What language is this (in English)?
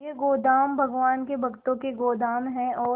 Hindi